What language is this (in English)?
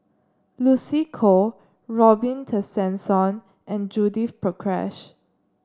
English